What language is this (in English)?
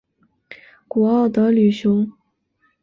Chinese